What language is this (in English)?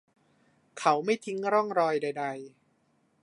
Thai